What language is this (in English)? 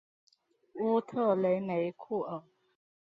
Chinese